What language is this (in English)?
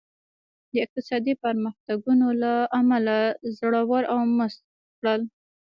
Pashto